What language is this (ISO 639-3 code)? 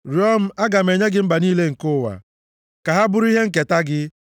ibo